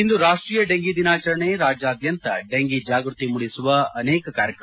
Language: Kannada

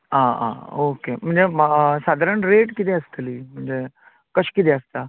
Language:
Konkani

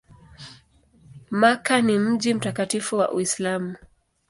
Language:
Swahili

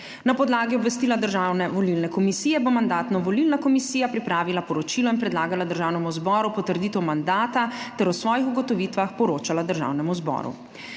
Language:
Slovenian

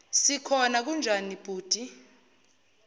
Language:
Zulu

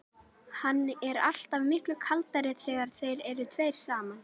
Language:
Icelandic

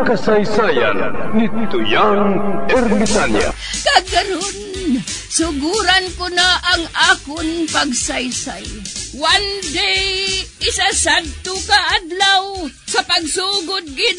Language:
Filipino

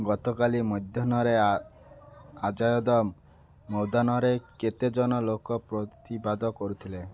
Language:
Odia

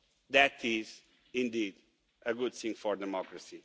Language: English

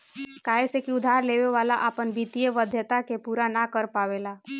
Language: Bhojpuri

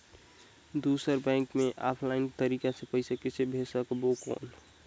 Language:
Chhattisgarhi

